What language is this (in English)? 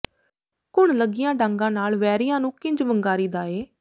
Punjabi